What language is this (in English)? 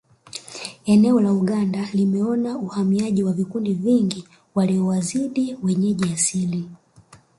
Swahili